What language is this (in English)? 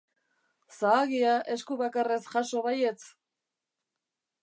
Basque